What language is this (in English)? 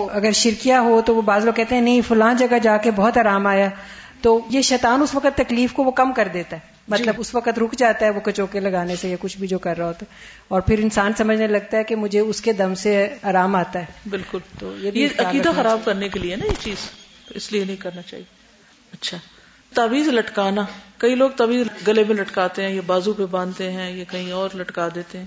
Urdu